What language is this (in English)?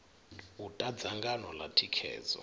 Venda